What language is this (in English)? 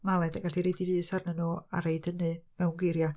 Welsh